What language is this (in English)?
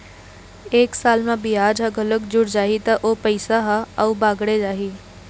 Chhattisgarhi